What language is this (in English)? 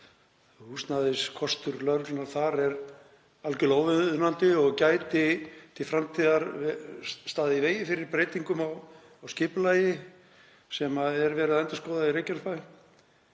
Icelandic